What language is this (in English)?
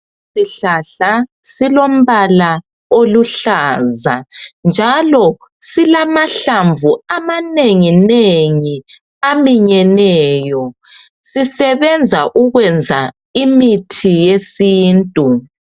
North Ndebele